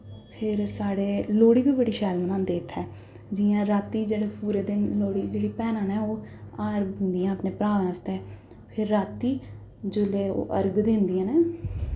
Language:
Dogri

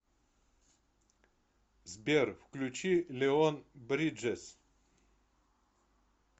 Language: Russian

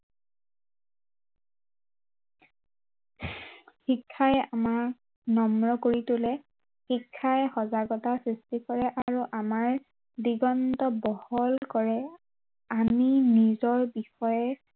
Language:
Assamese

